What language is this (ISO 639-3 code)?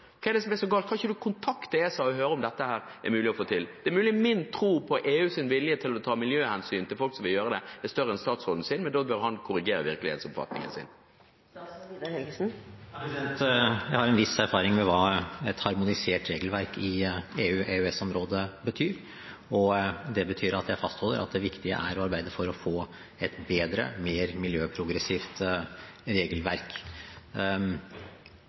nob